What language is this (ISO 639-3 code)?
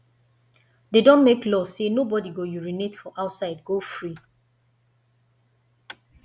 pcm